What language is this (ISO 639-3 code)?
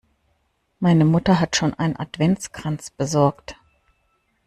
deu